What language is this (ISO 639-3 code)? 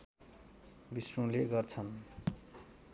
nep